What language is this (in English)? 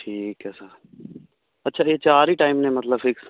Punjabi